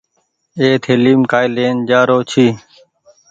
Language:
Goaria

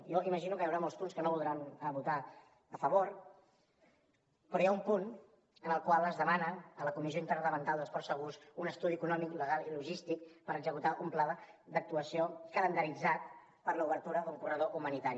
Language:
Catalan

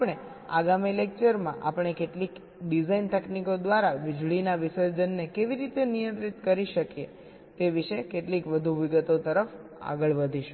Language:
Gujarati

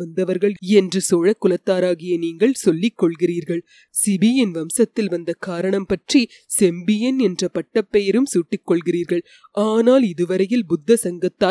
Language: Tamil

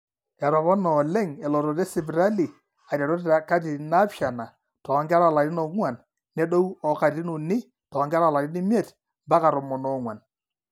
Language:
Masai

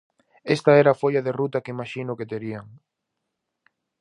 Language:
Galician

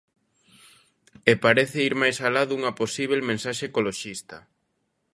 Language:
Galician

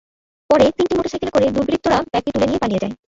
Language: Bangla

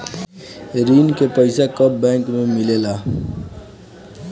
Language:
Bhojpuri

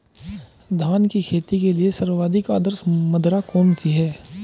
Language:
Hindi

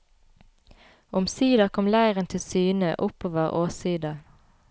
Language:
Norwegian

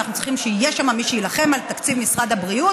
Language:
Hebrew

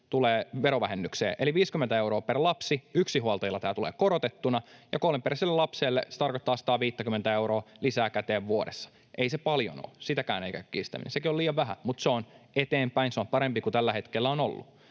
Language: Finnish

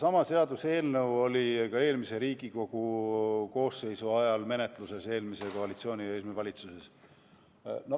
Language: Estonian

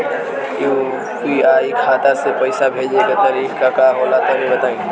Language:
Bhojpuri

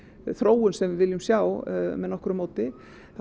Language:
Icelandic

